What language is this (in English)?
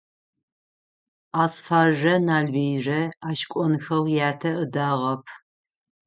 Adyghe